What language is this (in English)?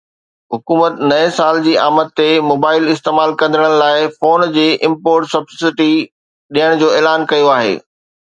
Sindhi